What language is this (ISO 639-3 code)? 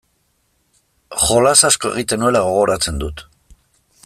eus